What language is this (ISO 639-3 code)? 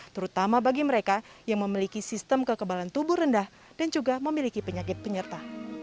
ind